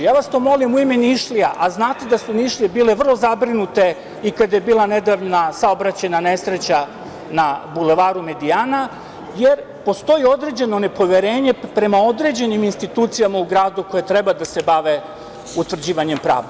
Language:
Serbian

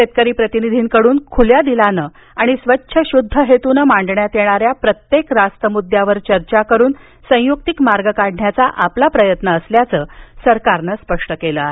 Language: Marathi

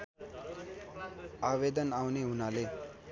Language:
Nepali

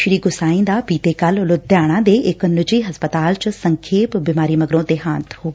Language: Punjabi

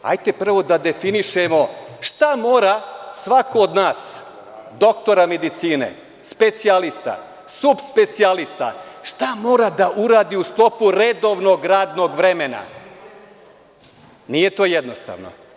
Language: Serbian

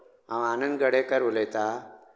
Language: Konkani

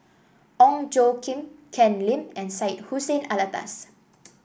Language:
English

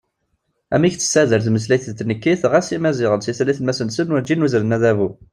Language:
Kabyle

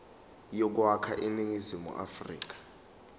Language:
Zulu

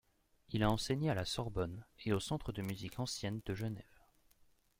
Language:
French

